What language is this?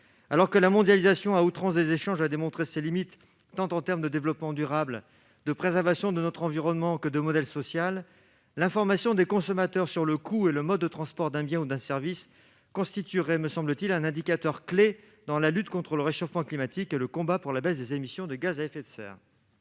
French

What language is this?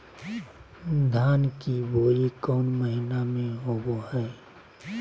Magahi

